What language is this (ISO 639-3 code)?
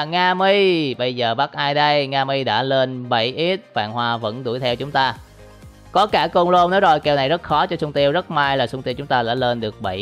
vie